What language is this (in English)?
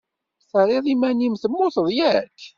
Kabyle